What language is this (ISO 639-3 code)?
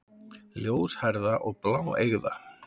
isl